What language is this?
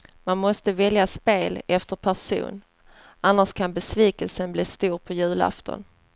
Swedish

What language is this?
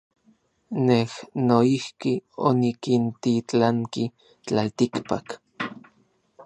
Orizaba Nahuatl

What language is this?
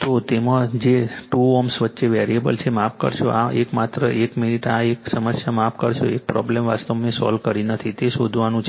Gujarati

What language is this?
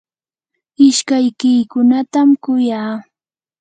Yanahuanca Pasco Quechua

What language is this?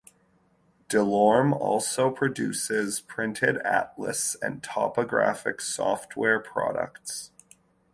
English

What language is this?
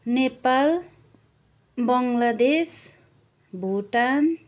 Nepali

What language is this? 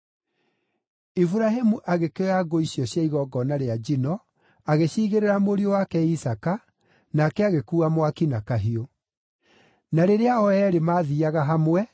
Kikuyu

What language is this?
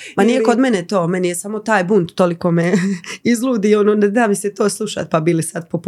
Croatian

